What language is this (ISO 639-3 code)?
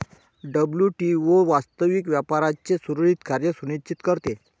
mar